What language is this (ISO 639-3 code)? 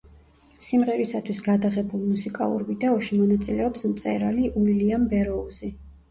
kat